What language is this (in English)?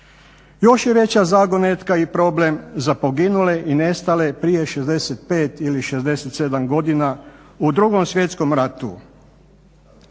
Croatian